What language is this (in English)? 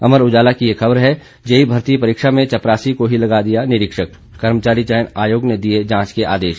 Hindi